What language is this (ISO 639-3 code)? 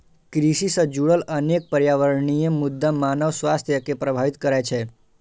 mai